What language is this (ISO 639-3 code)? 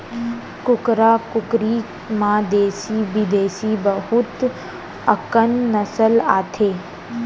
hne